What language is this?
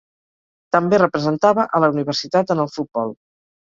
Catalan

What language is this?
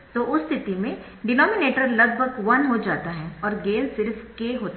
Hindi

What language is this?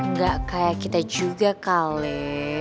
Indonesian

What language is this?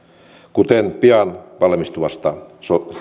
Finnish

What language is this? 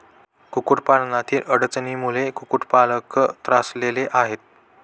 Marathi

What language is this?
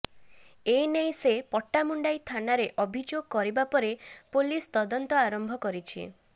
Odia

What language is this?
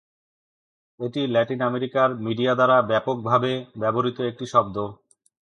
Bangla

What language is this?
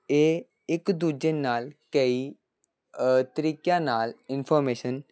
Punjabi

